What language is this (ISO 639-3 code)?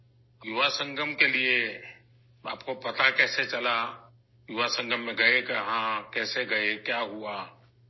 urd